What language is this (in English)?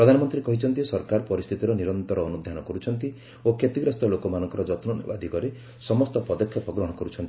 Odia